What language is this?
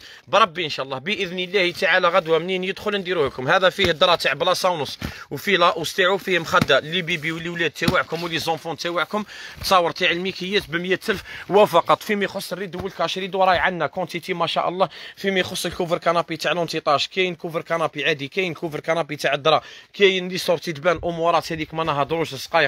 Arabic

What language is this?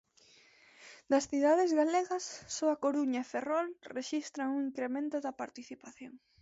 Galician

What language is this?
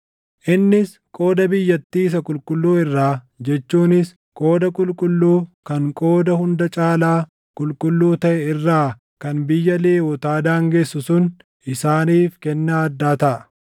Oromo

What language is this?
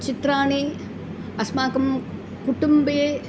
Sanskrit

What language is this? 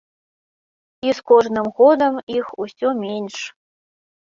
Belarusian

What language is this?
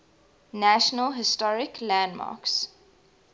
English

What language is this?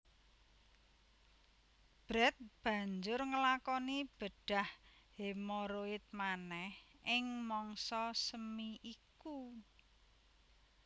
Javanese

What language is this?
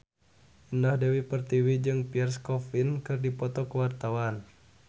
Sundanese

